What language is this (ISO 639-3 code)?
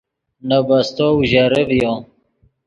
ydg